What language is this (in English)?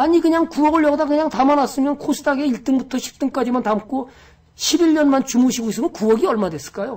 Korean